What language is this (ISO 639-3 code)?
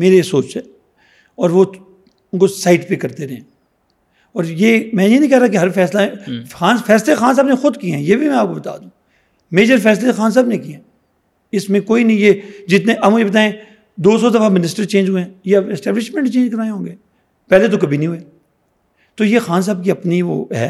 urd